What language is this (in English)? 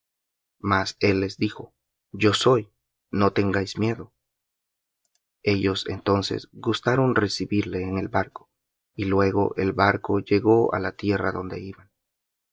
Spanish